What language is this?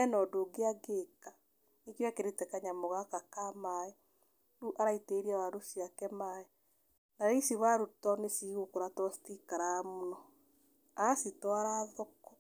Kikuyu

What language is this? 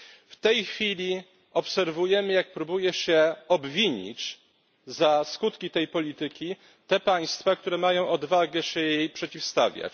Polish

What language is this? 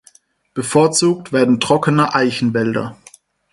German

